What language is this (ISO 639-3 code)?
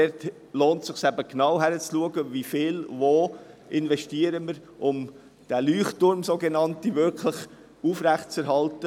gsw